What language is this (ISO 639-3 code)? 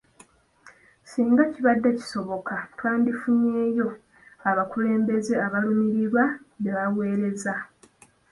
lug